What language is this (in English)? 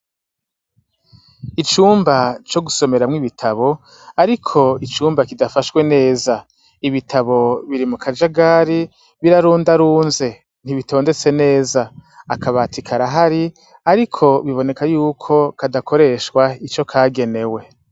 Rundi